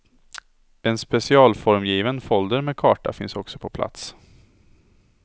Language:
Swedish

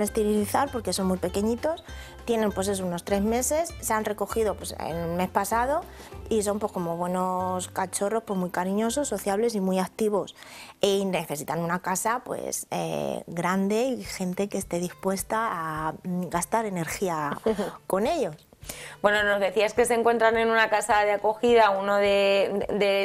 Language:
Spanish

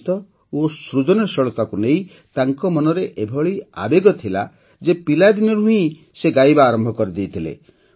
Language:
Odia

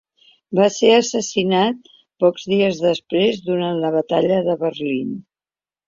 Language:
Catalan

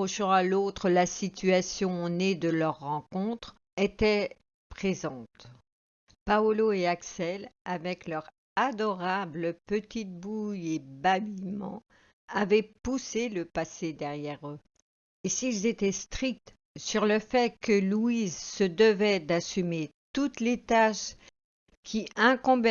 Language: French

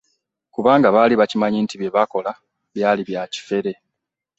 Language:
Ganda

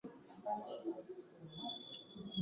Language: Swahili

